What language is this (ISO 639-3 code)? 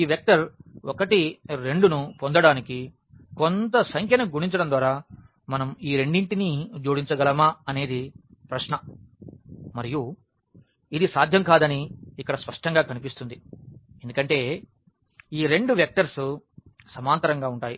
tel